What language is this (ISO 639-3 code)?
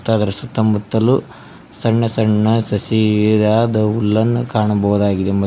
kan